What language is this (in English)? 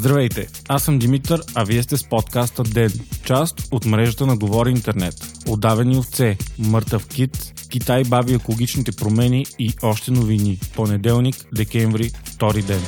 Bulgarian